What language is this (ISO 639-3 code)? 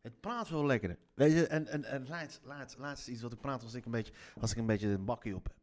nld